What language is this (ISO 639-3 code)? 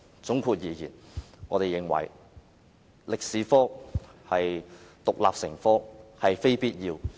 yue